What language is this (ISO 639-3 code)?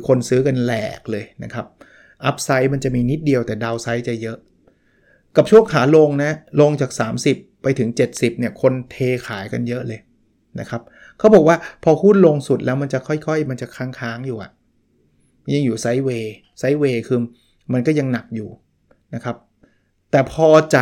tha